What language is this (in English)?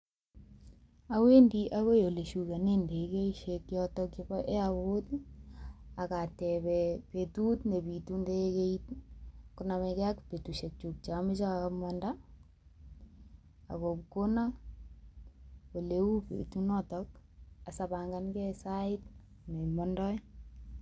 Kalenjin